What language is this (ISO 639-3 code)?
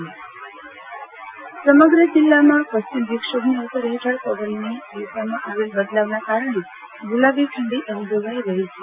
guj